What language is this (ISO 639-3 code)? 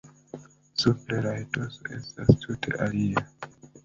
epo